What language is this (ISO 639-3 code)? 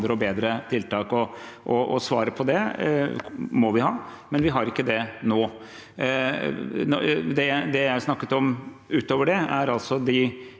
nor